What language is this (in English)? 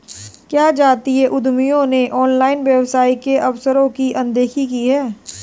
Hindi